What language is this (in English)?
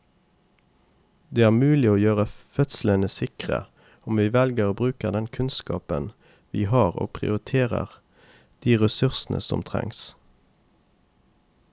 Norwegian